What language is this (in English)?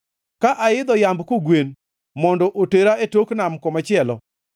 Luo (Kenya and Tanzania)